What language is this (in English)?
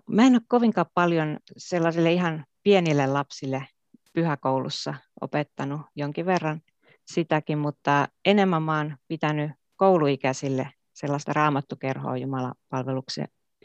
Finnish